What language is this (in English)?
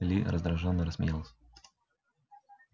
Russian